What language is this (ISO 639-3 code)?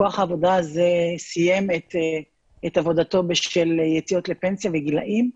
heb